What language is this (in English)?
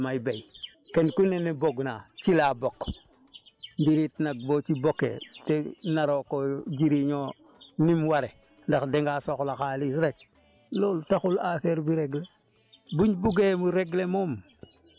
Wolof